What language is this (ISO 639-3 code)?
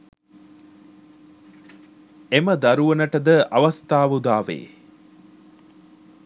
sin